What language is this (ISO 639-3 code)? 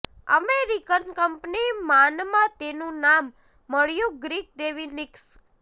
guj